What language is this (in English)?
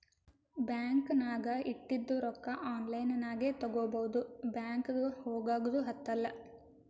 Kannada